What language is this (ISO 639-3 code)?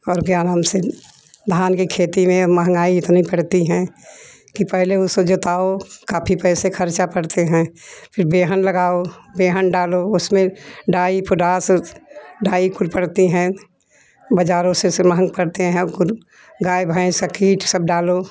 hin